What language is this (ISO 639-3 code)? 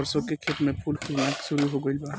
bho